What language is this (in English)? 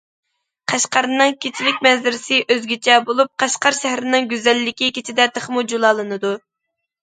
Uyghur